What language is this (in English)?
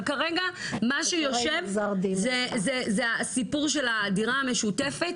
Hebrew